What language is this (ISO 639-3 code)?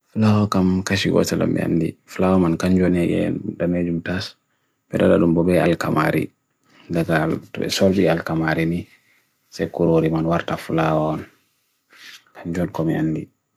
fui